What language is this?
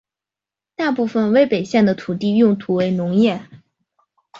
Chinese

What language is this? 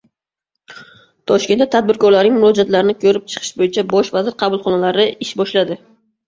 Uzbek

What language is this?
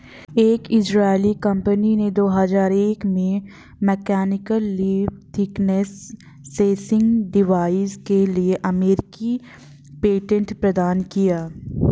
Hindi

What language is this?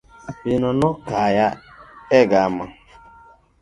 Luo (Kenya and Tanzania)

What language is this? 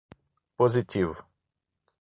Portuguese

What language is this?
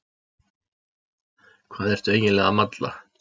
Icelandic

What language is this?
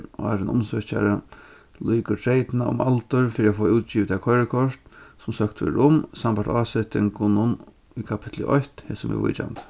Faroese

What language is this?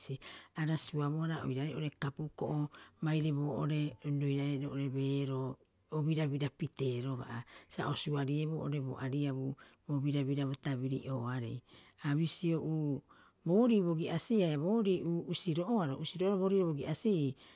Rapoisi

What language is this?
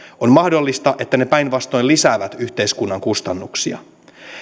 Finnish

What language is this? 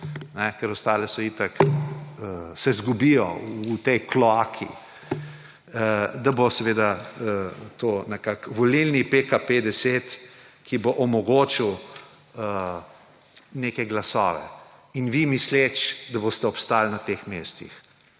Slovenian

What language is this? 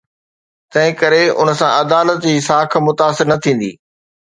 Sindhi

